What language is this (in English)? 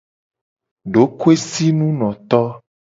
Gen